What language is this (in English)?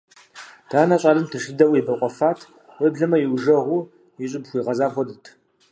Kabardian